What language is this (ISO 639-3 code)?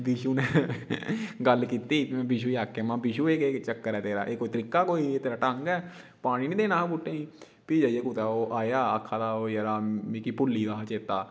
doi